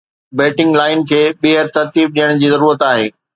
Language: Sindhi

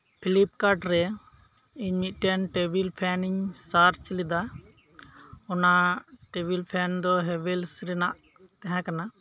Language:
Santali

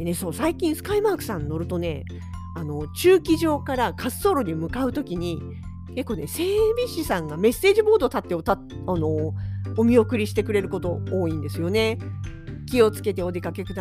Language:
Japanese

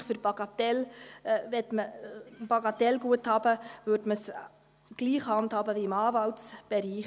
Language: Swiss German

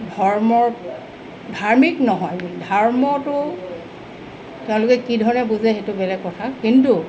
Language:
Assamese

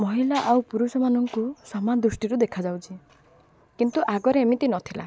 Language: Odia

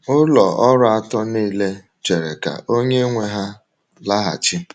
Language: Igbo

